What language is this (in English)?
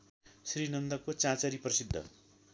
Nepali